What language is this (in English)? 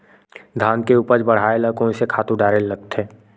Chhattisgarhi